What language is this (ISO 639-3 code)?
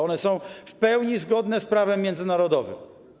pol